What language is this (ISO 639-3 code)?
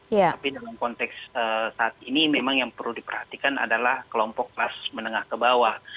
ind